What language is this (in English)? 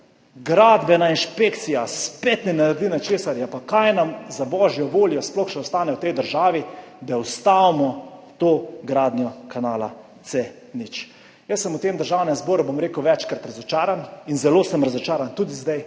Slovenian